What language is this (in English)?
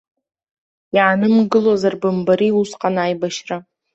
Abkhazian